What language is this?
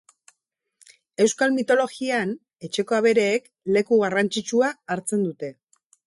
Basque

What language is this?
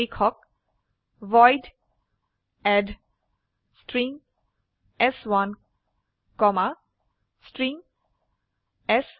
Assamese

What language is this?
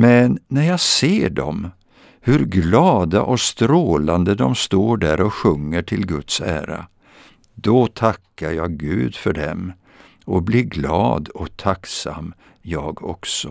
Swedish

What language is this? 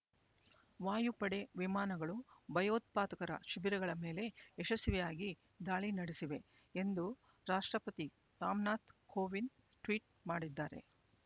Kannada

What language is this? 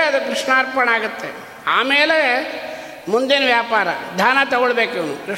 Kannada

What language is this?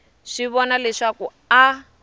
Tsonga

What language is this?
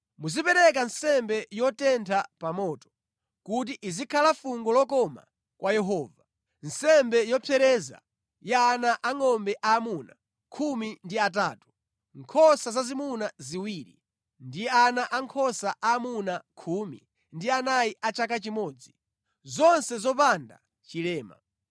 Nyanja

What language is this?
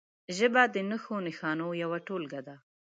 Pashto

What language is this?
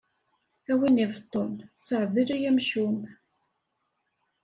Kabyle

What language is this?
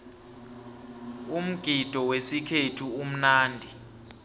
South Ndebele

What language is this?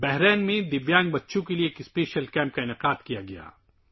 Urdu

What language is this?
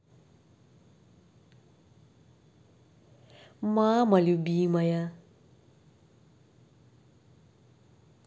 Russian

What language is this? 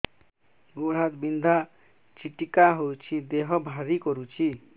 Odia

